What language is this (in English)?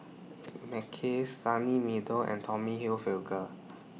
English